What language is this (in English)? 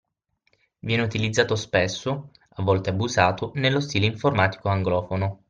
Italian